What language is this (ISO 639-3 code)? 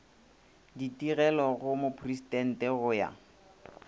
nso